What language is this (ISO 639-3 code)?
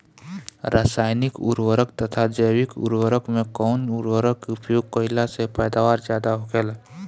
bho